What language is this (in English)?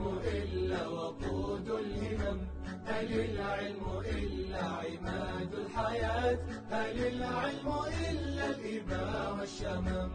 Arabic